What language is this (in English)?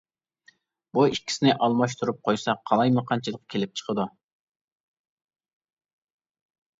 Uyghur